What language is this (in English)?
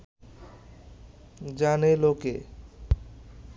Bangla